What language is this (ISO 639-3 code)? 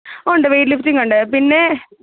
mal